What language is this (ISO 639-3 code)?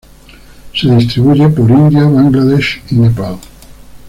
spa